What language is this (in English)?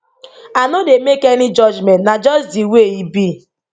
Nigerian Pidgin